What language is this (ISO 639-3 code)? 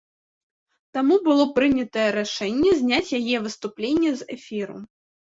bel